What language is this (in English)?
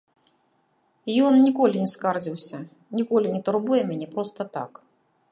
Belarusian